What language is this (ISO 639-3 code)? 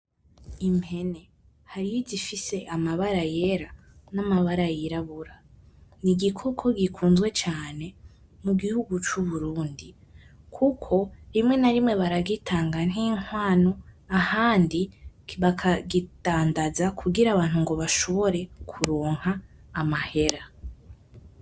run